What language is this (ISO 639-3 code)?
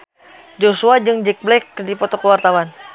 sun